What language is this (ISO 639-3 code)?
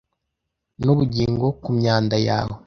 kin